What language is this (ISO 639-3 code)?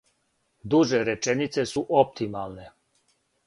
srp